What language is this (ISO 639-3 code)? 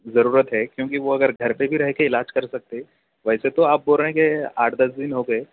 urd